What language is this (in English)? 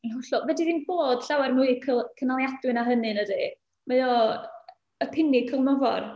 Welsh